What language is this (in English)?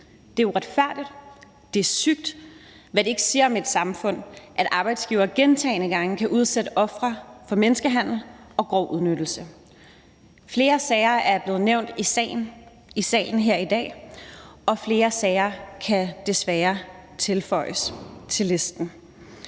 Danish